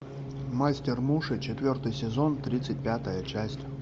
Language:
Russian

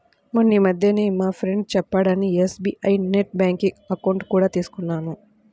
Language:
Telugu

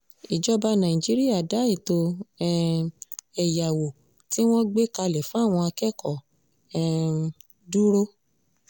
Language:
Yoruba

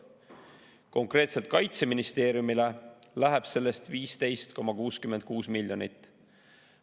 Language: Estonian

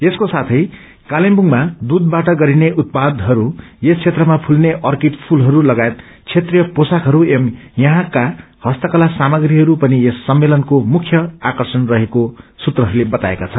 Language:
Nepali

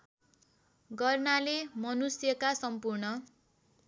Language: Nepali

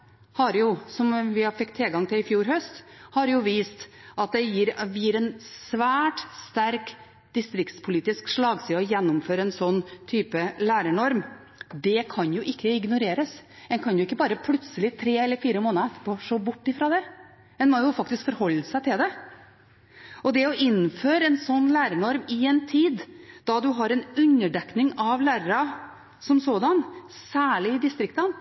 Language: Norwegian Bokmål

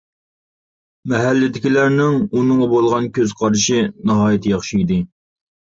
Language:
Uyghur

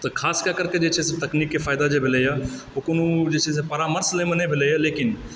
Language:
Maithili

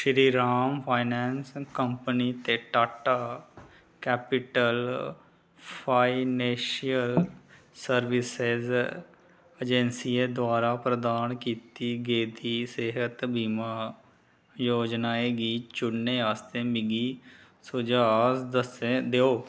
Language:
Dogri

